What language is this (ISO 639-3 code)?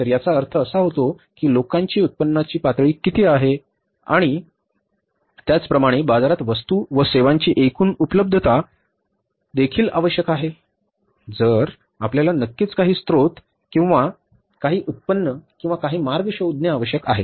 mar